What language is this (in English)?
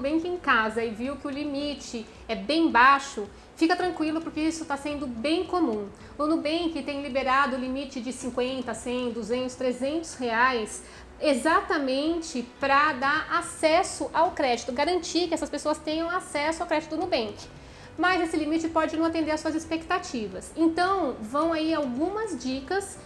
Portuguese